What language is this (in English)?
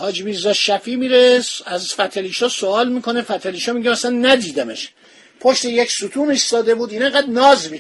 Persian